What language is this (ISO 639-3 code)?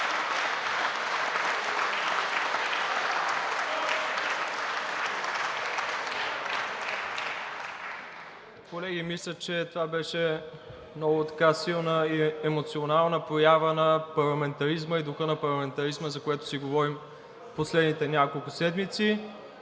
bul